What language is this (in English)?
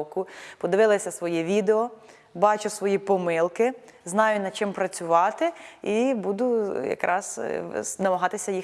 Ukrainian